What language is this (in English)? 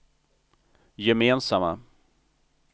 Swedish